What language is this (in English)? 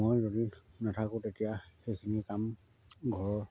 Assamese